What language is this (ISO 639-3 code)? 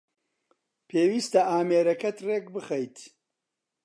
ckb